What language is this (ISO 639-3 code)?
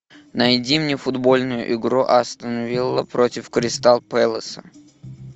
rus